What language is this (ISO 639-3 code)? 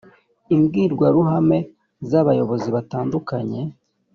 kin